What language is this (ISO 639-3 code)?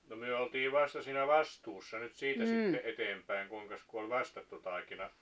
fin